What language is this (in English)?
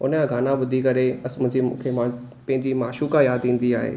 Sindhi